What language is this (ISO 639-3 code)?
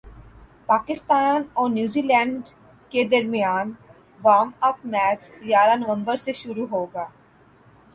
urd